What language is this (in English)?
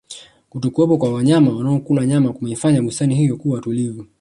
Swahili